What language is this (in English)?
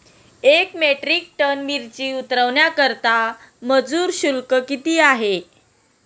Marathi